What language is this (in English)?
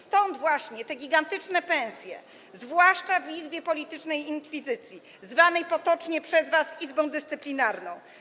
Polish